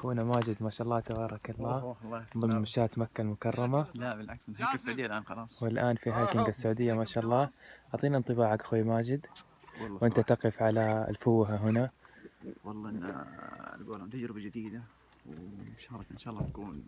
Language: Arabic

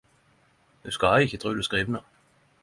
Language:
Norwegian Nynorsk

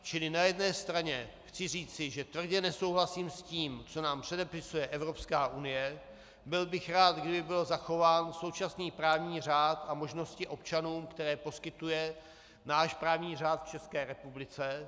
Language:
Czech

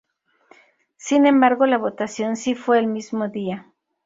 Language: Spanish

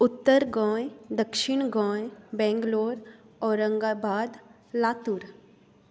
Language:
Konkani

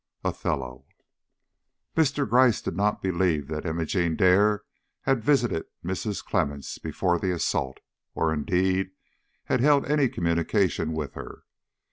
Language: English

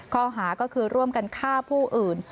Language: Thai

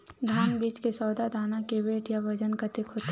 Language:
Chhattisgarhi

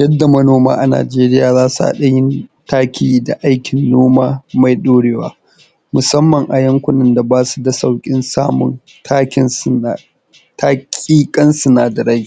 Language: Hausa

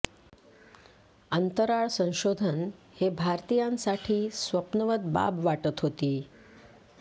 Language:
Marathi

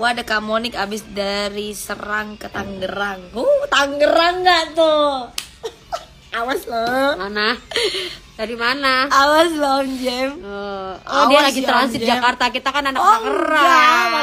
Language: Indonesian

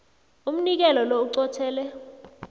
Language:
South Ndebele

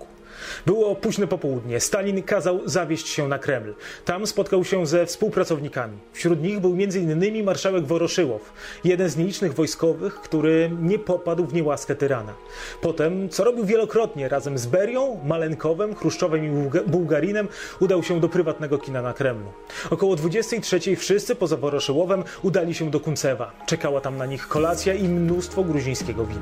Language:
Polish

